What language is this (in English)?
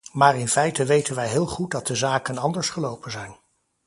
Dutch